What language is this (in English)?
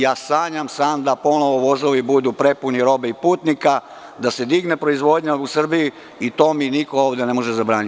Serbian